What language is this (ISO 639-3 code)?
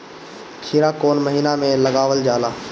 bho